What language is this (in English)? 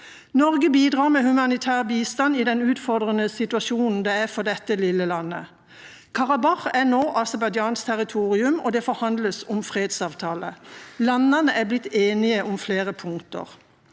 Norwegian